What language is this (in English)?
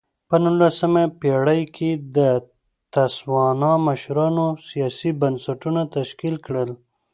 Pashto